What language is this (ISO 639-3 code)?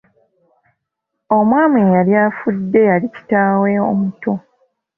lug